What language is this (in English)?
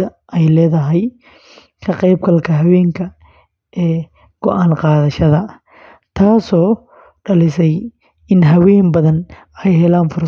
Somali